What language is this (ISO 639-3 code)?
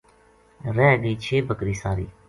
gju